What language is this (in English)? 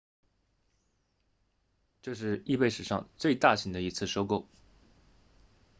Chinese